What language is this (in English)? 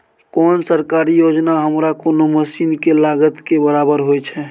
Maithili